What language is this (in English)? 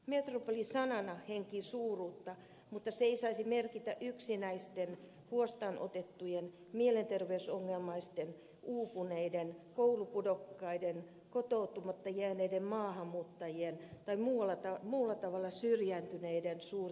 Finnish